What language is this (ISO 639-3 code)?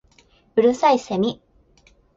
jpn